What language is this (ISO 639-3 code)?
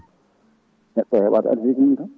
ful